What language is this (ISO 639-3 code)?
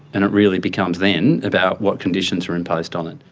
eng